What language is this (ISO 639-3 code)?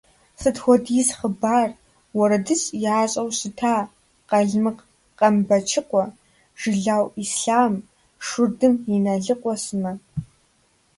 kbd